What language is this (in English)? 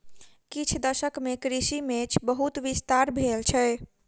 Maithili